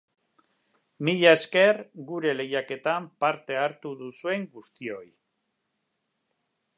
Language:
Basque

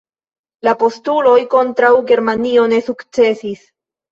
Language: Esperanto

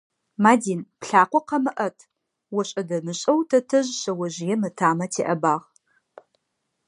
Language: Adyghe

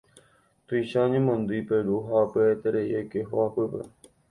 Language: Guarani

